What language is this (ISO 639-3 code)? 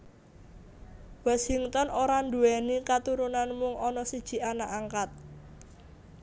jav